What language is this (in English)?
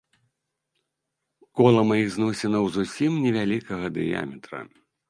Belarusian